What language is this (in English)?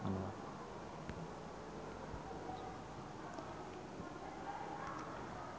Sundanese